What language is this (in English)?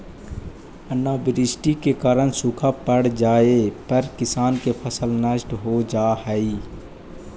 Magahi